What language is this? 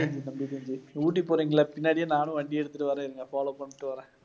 Tamil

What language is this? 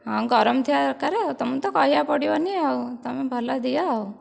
Odia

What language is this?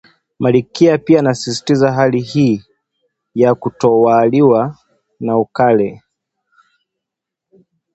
Swahili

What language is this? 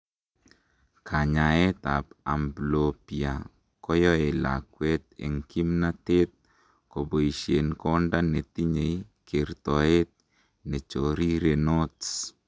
Kalenjin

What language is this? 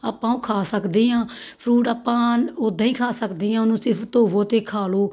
Punjabi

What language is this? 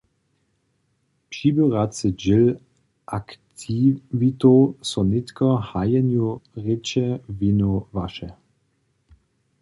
Upper Sorbian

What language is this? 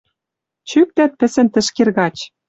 Western Mari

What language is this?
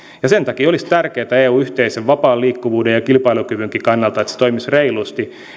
Finnish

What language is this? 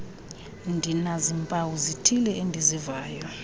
Xhosa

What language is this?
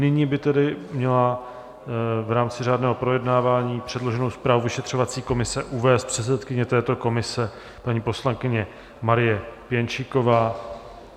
Czech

